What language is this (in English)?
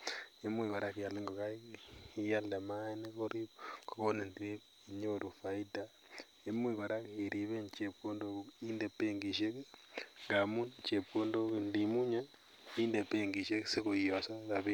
Kalenjin